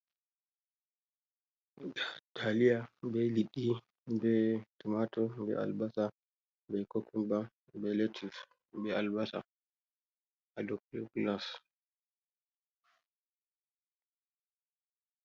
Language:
Fula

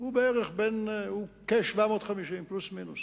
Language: Hebrew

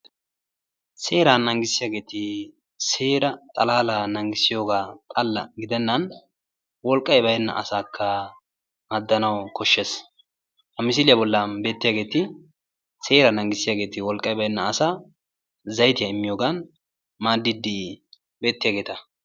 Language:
Wolaytta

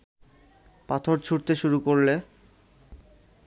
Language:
Bangla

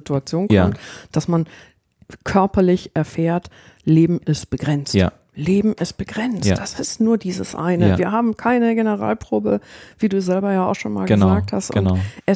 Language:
German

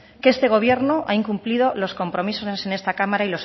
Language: Spanish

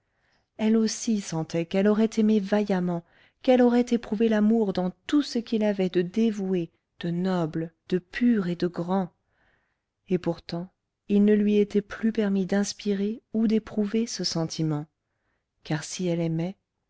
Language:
French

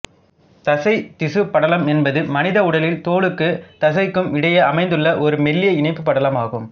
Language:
Tamil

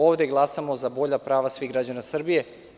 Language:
Serbian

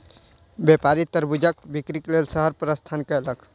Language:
Maithili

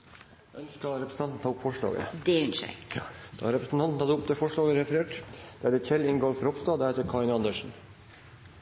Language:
Norwegian Nynorsk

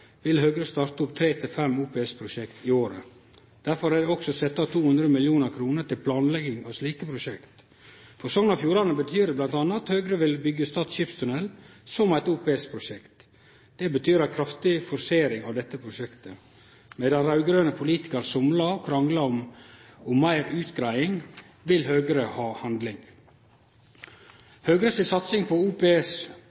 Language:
Norwegian Nynorsk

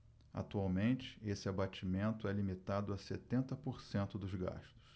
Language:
Portuguese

